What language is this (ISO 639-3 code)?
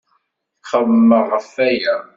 kab